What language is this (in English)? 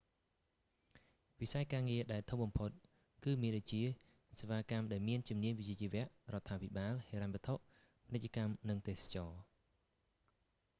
Khmer